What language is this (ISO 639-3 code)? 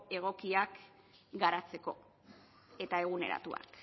eus